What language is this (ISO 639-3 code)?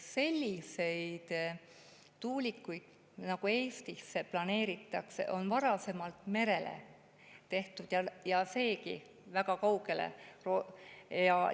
est